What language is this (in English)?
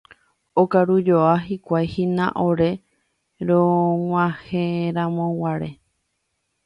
Guarani